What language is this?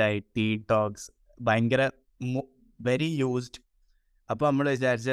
Malayalam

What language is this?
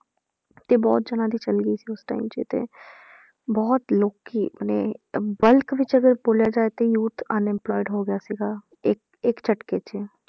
Punjabi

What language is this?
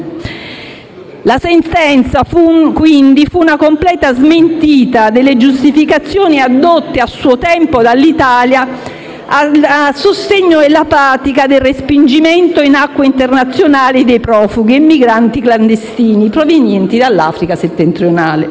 Italian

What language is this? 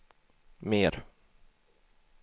Swedish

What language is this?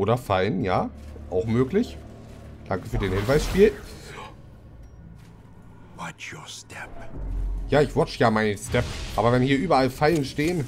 German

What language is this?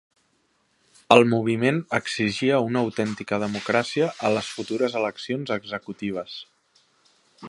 Catalan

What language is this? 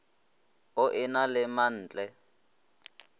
Northern Sotho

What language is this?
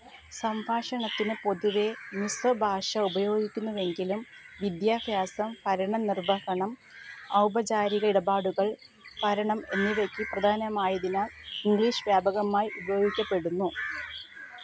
Malayalam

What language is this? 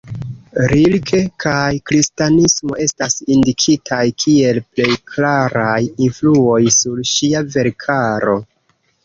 Esperanto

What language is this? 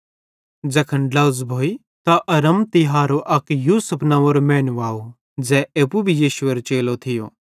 Bhadrawahi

